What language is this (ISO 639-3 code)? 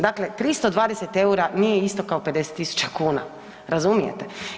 hrv